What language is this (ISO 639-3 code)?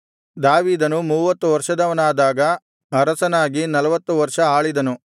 kan